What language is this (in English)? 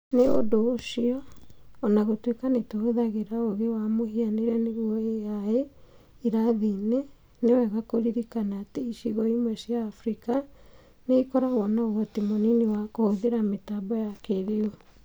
Kikuyu